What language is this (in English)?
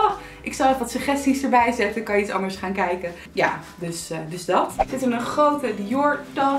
Dutch